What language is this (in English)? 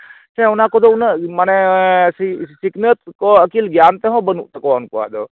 Santali